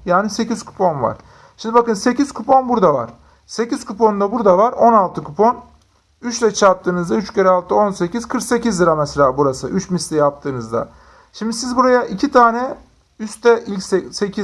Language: Turkish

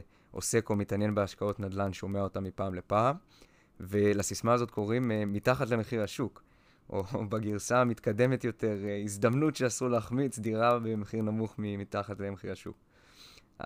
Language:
Hebrew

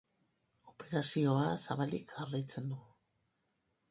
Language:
Basque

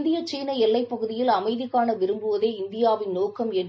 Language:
Tamil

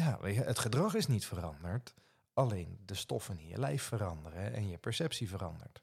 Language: Dutch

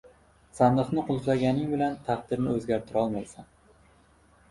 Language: Uzbek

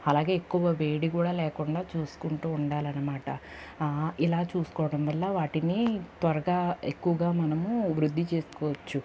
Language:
Telugu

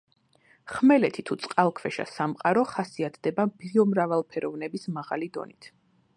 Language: Georgian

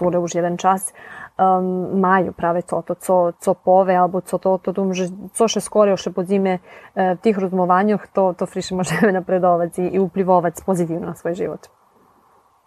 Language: Ukrainian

